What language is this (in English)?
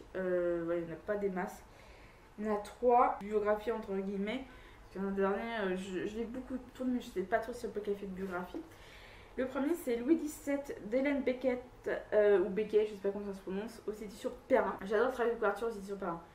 French